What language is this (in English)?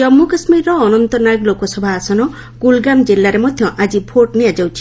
Odia